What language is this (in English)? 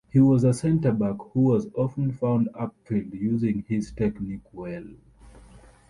English